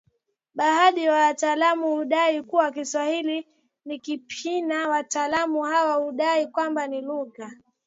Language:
Swahili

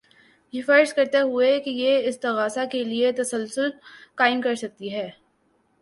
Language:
Urdu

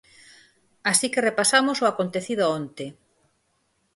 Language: Galician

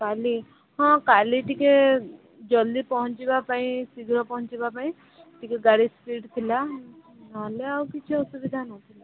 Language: Odia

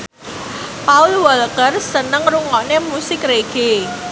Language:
Javanese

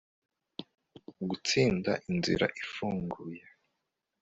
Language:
Kinyarwanda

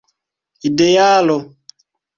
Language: Esperanto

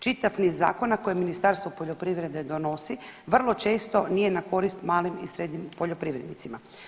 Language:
Croatian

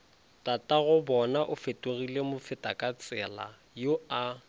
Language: Northern Sotho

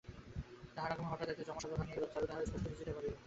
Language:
Bangla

